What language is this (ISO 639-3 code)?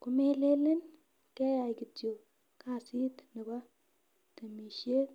kln